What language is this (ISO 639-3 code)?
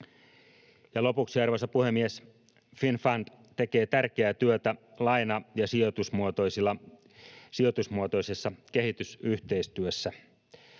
fin